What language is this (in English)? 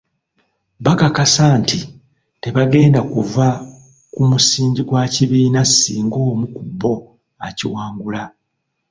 Ganda